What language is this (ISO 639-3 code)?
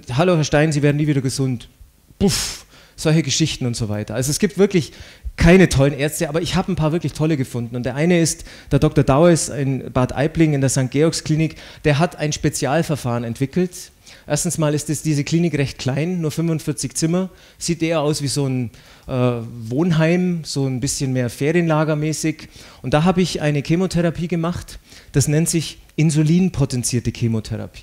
deu